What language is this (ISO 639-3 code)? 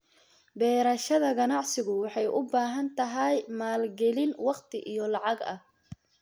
som